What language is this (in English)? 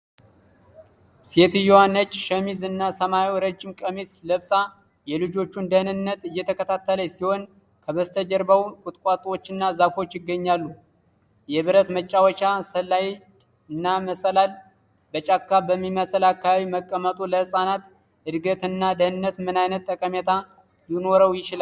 Amharic